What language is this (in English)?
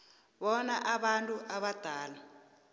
South Ndebele